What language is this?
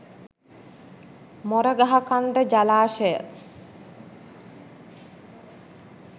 Sinhala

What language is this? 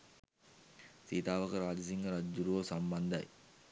Sinhala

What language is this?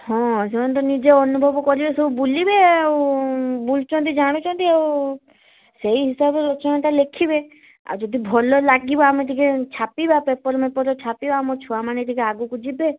Odia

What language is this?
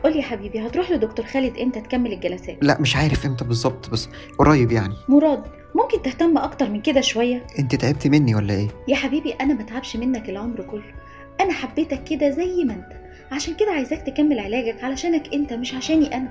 Arabic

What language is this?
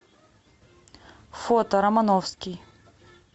Russian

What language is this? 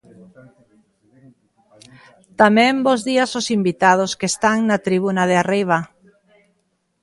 Galician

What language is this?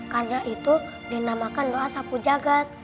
Indonesian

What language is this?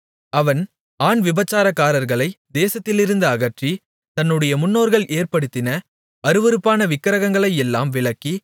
Tamil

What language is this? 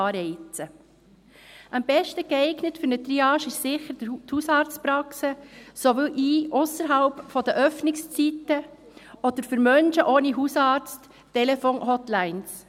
Swiss German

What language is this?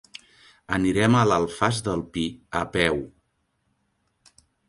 Catalan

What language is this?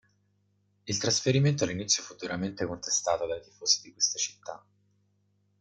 Italian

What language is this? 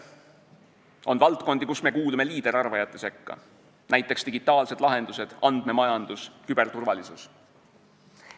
Estonian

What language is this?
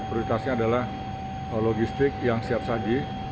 Indonesian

